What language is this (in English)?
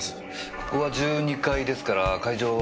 Japanese